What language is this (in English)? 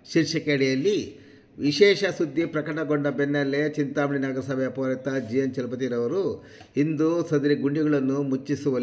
Kannada